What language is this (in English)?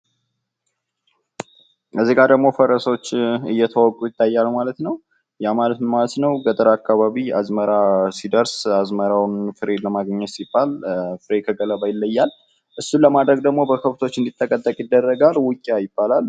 Amharic